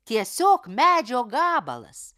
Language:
Lithuanian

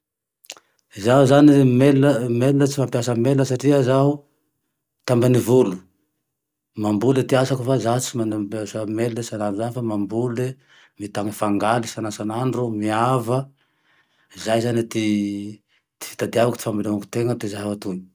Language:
Tandroy-Mahafaly Malagasy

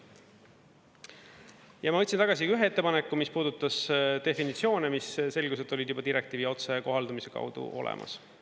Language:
Estonian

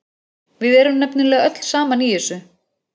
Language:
Icelandic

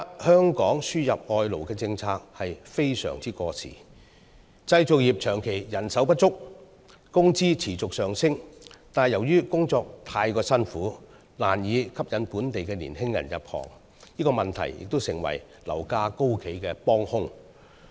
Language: Cantonese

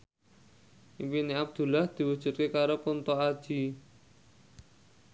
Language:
Javanese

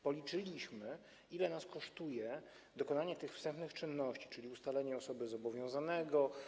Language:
Polish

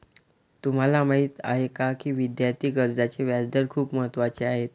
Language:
Marathi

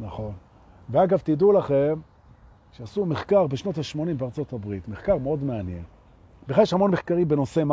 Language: Hebrew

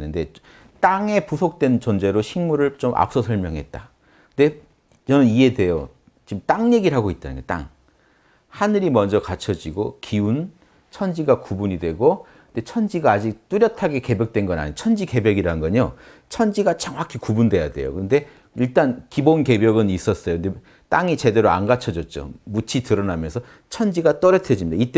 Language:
Korean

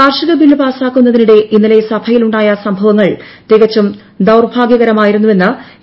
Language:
Malayalam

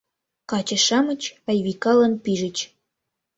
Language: Mari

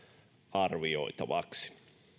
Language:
Finnish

